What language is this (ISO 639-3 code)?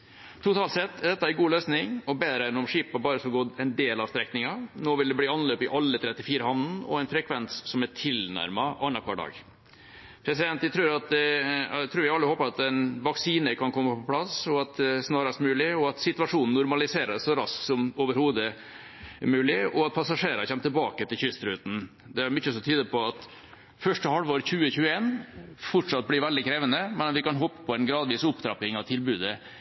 nob